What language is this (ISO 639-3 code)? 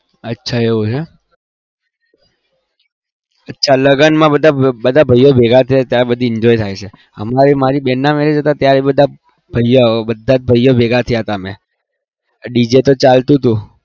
guj